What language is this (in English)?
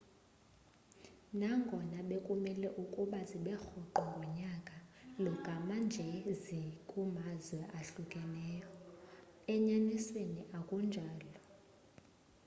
Xhosa